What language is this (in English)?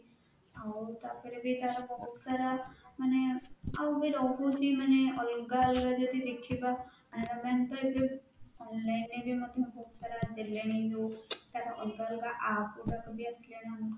Odia